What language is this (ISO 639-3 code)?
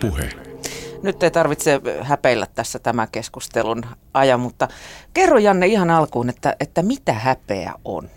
fin